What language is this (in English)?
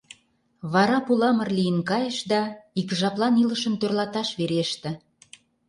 Mari